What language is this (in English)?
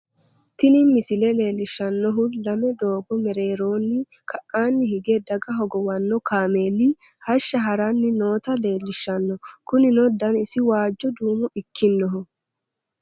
Sidamo